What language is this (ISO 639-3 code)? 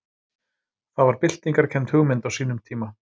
isl